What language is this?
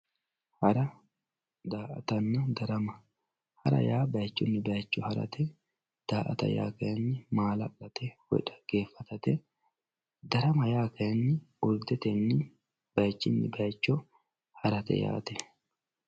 Sidamo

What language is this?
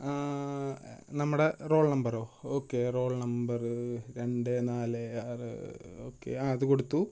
Malayalam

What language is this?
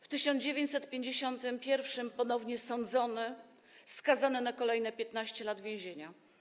Polish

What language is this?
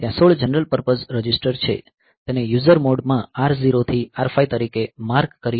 Gujarati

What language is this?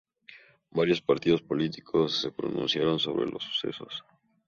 Spanish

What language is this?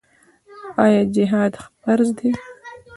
Pashto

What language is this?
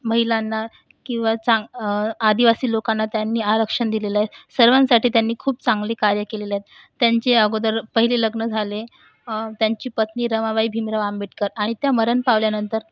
Marathi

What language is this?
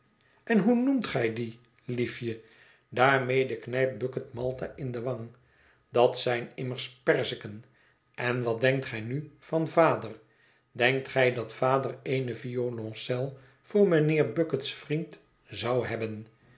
Dutch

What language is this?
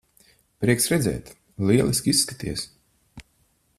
Latvian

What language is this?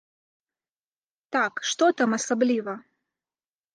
Belarusian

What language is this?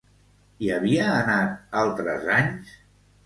Catalan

